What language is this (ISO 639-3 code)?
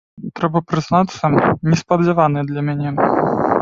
bel